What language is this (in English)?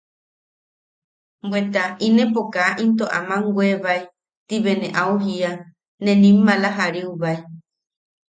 Yaqui